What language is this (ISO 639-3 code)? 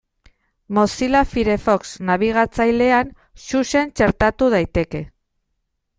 eus